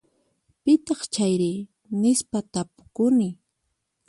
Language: Puno Quechua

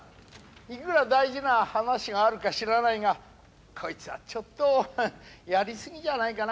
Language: Japanese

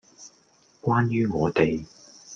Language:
Cantonese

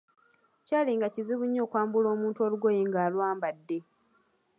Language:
Ganda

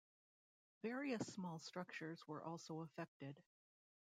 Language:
English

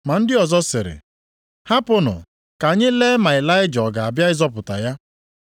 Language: Igbo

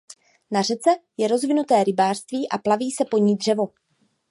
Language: Czech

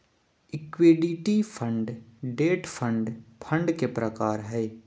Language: Magahi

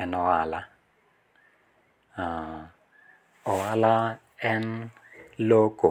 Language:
Luo (Kenya and Tanzania)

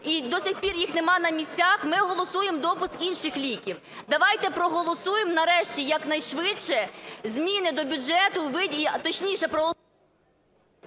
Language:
Ukrainian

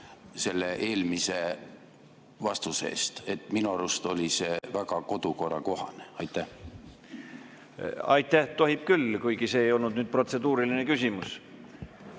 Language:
Estonian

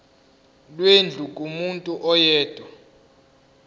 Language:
Zulu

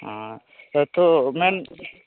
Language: Santali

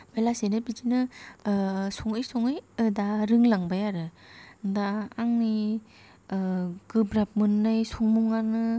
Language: Bodo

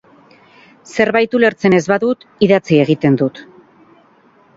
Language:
Basque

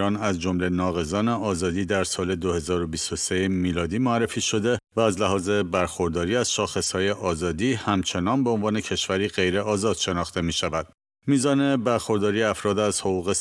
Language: Persian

